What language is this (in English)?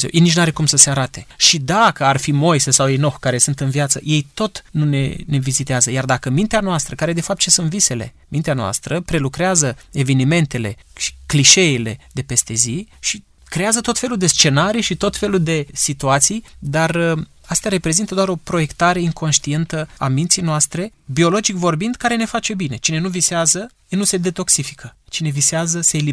Romanian